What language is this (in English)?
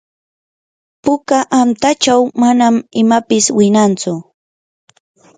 Yanahuanca Pasco Quechua